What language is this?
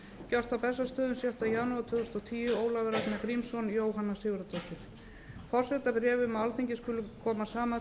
Icelandic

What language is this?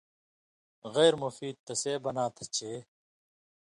Indus Kohistani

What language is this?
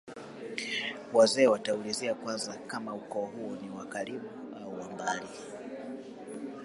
Swahili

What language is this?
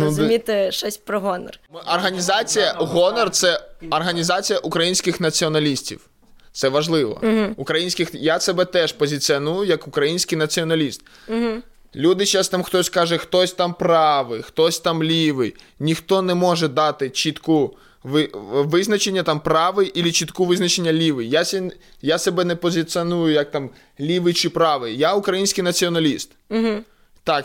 Ukrainian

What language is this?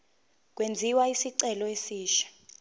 Zulu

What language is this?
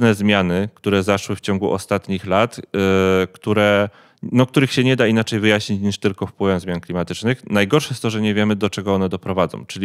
Polish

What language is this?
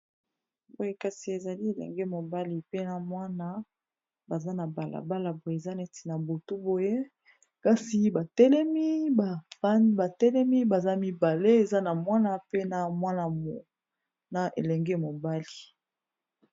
Lingala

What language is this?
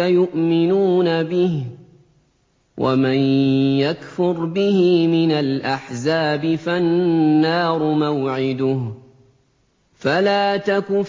Arabic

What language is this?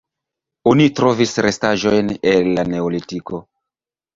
Esperanto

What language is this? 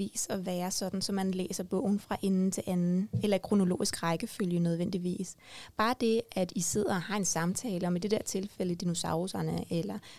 Danish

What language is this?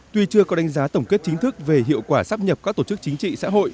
Vietnamese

